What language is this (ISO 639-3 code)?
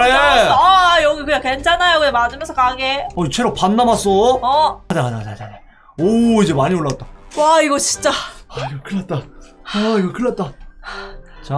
kor